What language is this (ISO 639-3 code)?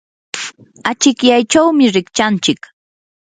qur